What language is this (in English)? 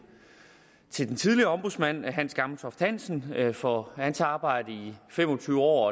Danish